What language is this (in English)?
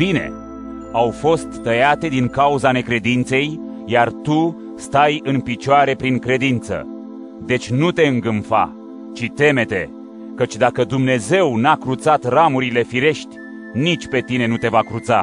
Romanian